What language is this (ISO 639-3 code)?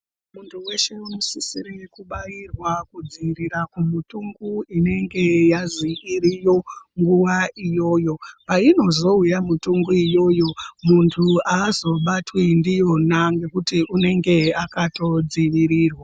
ndc